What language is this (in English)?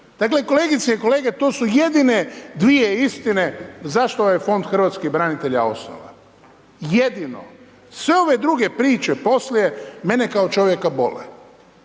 Croatian